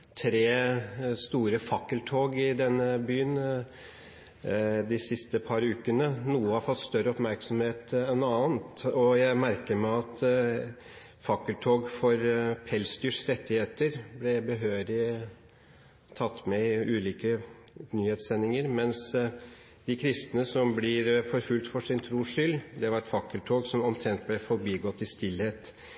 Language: Norwegian Bokmål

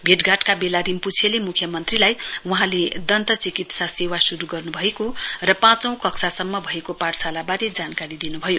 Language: Nepali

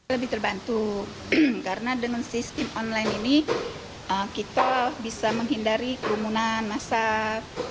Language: Indonesian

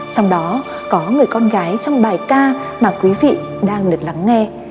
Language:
Vietnamese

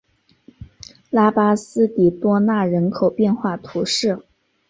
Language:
Chinese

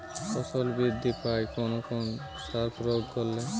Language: Bangla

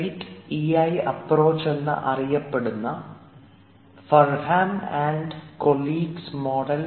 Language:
Malayalam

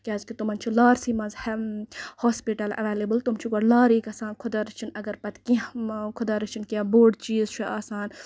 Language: Kashmiri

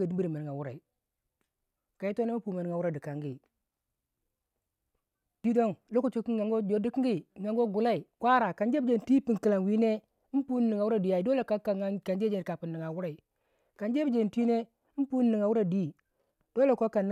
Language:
Waja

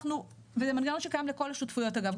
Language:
Hebrew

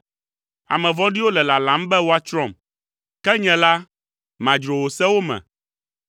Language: Ewe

